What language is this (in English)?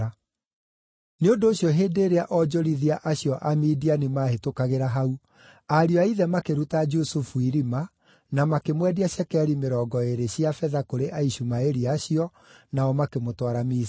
Kikuyu